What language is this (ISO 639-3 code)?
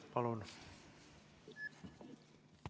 est